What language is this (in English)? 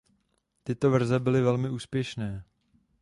Czech